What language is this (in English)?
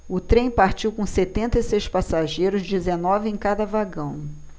Portuguese